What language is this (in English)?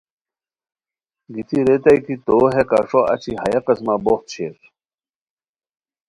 Khowar